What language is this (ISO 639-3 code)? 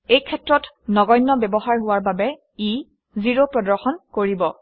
asm